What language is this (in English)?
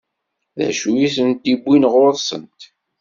Kabyle